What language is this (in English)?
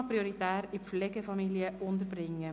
Swiss German